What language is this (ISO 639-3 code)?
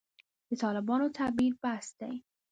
pus